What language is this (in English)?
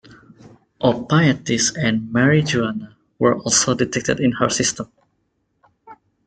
English